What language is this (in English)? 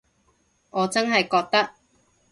Cantonese